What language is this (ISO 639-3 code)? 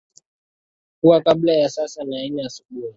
swa